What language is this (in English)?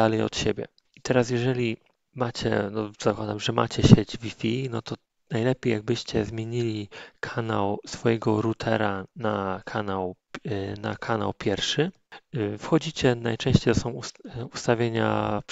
Polish